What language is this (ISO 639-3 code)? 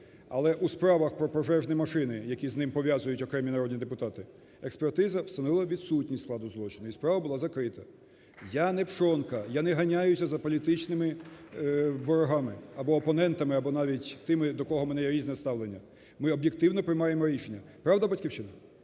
ukr